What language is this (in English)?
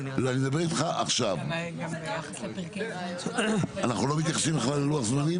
Hebrew